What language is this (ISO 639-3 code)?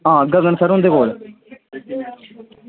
doi